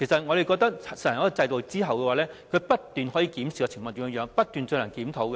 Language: Cantonese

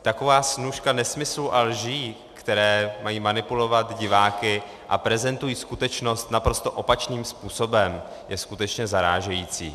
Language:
Czech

